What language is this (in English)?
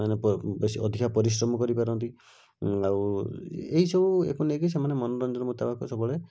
Odia